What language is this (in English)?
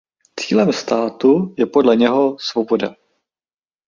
Czech